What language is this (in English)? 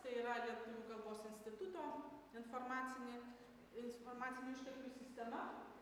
Lithuanian